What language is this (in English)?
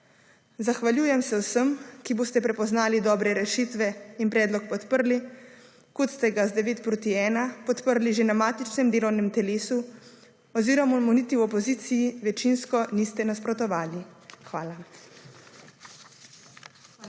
Slovenian